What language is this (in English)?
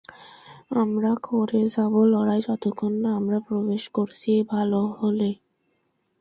Bangla